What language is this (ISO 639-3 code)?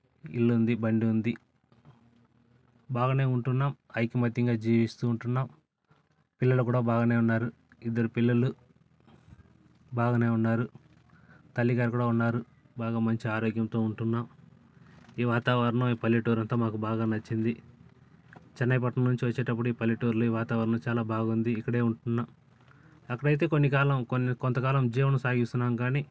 tel